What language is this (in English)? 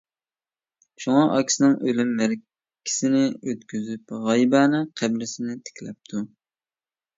Uyghur